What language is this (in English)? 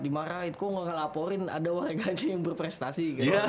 Indonesian